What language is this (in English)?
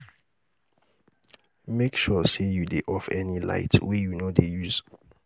Nigerian Pidgin